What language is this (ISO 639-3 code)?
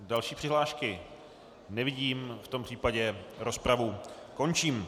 ces